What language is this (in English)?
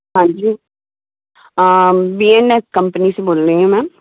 Hindi